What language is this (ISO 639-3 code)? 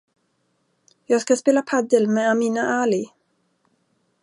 swe